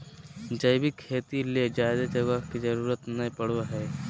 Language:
Magahi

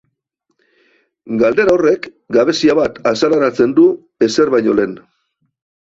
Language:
Basque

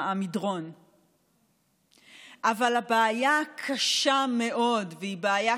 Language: Hebrew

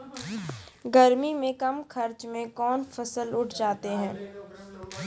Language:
Maithili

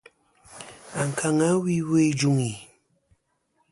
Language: Kom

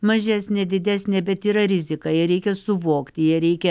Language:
Lithuanian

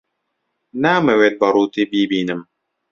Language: Central Kurdish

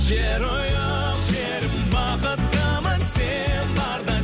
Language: Kazakh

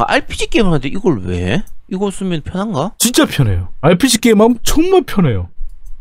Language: Korean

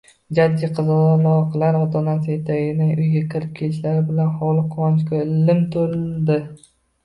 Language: Uzbek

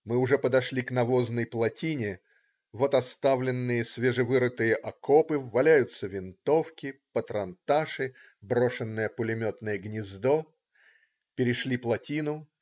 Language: Russian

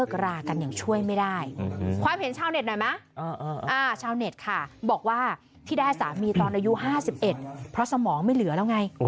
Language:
Thai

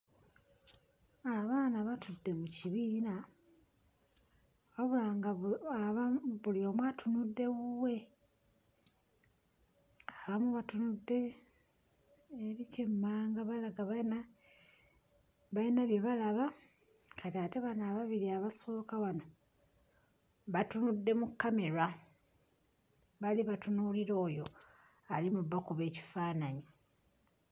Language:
Ganda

